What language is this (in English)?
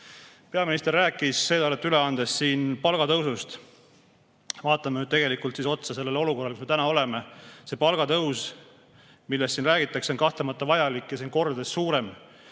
Estonian